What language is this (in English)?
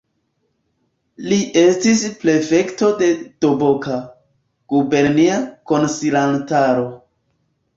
Esperanto